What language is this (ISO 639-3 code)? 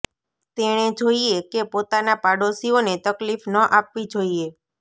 guj